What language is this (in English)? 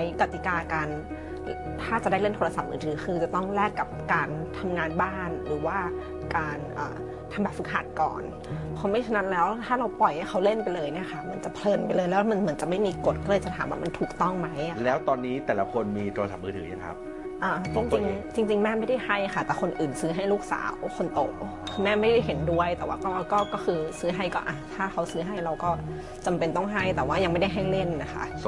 Thai